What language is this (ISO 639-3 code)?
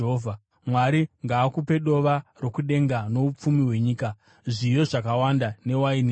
sna